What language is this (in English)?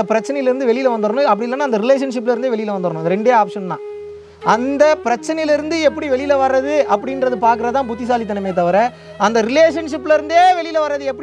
Tamil